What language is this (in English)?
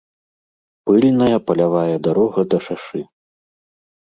Belarusian